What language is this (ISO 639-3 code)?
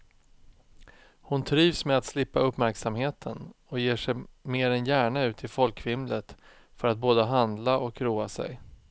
swe